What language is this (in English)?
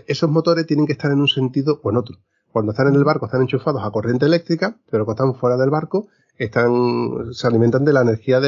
Spanish